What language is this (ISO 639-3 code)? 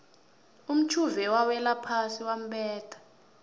nbl